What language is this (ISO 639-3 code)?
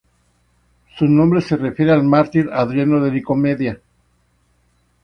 spa